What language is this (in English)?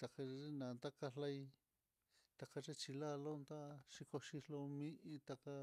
Mitlatongo Mixtec